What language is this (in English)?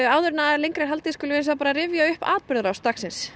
Icelandic